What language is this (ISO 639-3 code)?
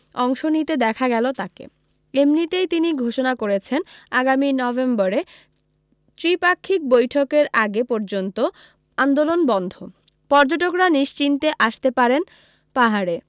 ben